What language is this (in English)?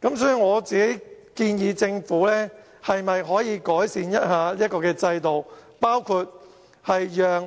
Cantonese